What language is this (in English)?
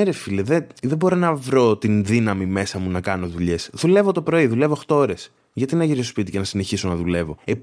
Greek